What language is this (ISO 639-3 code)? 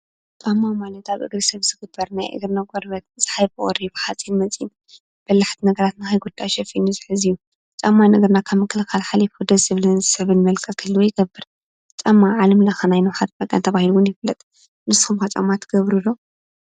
tir